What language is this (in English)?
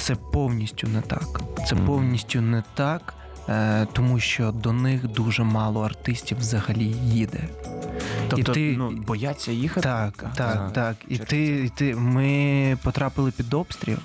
Ukrainian